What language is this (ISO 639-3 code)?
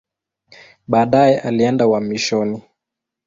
swa